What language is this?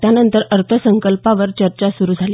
Marathi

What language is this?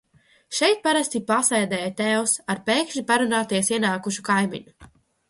Latvian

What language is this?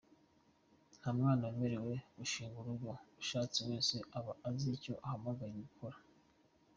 Kinyarwanda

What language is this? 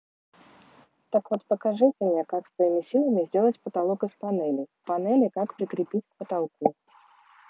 Russian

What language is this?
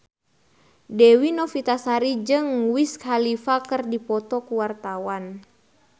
Sundanese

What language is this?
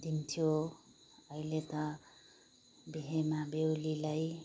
Nepali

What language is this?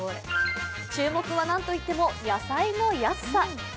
Japanese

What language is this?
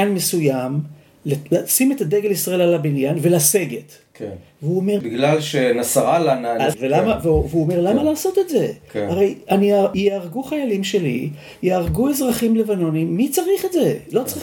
Hebrew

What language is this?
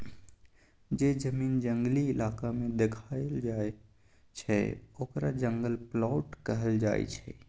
Maithili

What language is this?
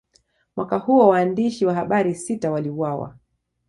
Swahili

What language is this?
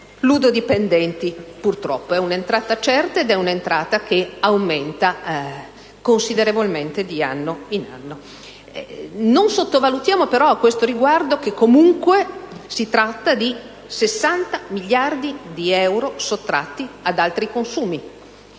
Italian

